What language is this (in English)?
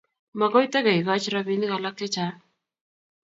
Kalenjin